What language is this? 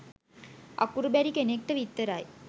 Sinhala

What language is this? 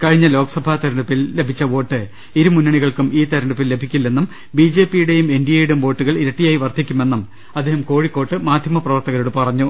Malayalam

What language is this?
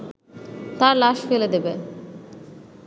Bangla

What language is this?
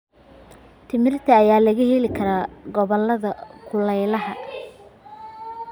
Somali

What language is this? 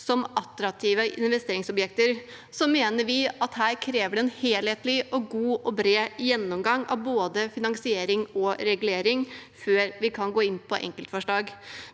Norwegian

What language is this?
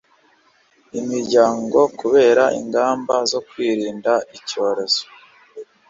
Kinyarwanda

